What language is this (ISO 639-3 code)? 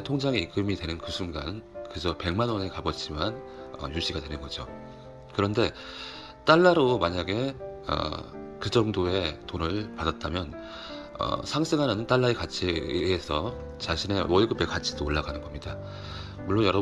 kor